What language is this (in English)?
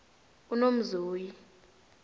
South Ndebele